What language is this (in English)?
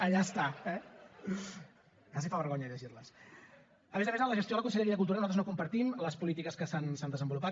Catalan